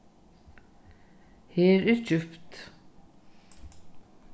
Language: Faroese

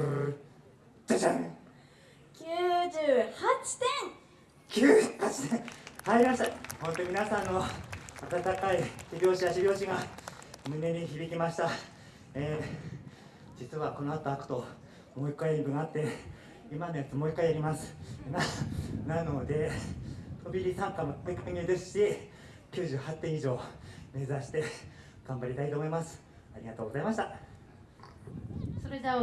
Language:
Japanese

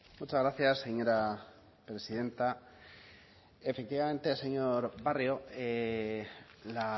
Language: Spanish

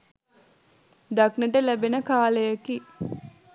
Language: Sinhala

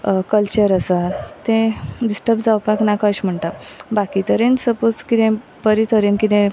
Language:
Konkani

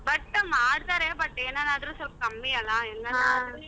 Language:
Kannada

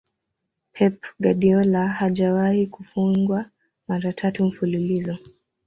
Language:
Swahili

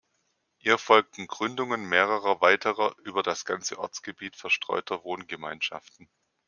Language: German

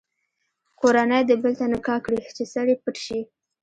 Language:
Pashto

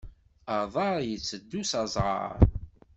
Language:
Kabyle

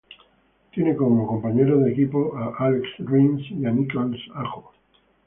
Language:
Spanish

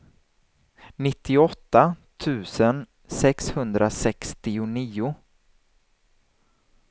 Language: Swedish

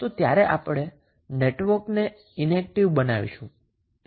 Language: Gujarati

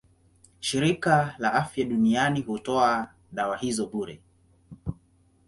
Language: Swahili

